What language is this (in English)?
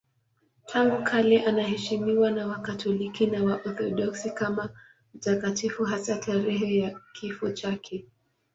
Swahili